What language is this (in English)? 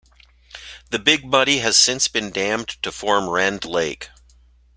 English